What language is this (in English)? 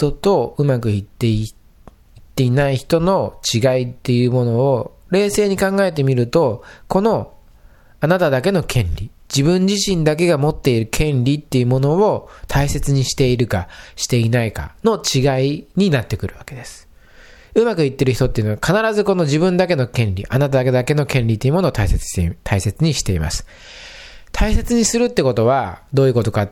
Japanese